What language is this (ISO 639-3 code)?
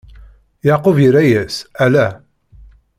kab